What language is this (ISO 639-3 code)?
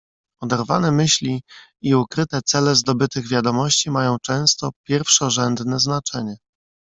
pol